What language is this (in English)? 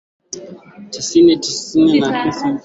Swahili